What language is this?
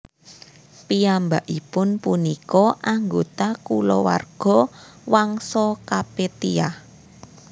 Javanese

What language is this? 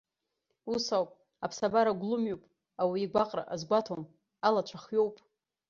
Abkhazian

